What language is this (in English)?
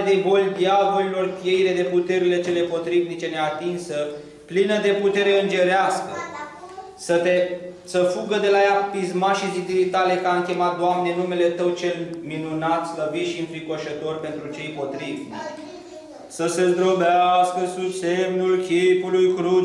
Romanian